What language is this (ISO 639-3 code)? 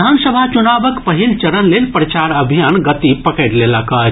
mai